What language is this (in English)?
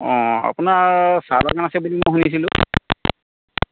Assamese